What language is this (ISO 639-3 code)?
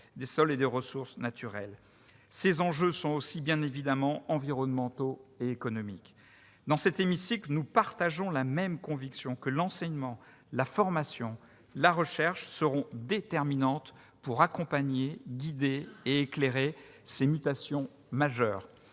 fra